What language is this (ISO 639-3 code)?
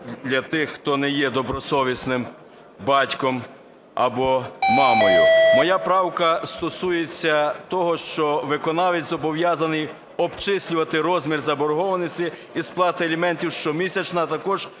ukr